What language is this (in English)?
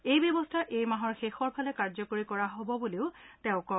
Assamese